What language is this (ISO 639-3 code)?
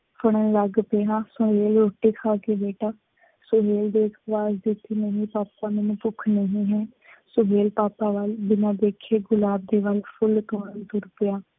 pan